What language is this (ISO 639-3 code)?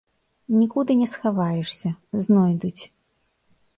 bel